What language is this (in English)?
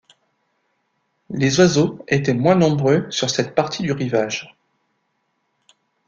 French